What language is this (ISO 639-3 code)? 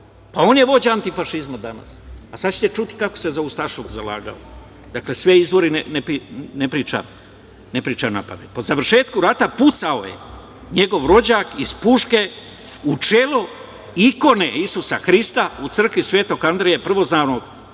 srp